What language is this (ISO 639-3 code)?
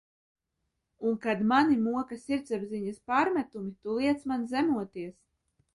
lav